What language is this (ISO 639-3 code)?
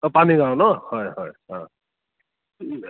asm